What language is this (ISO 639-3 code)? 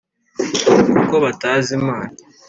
kin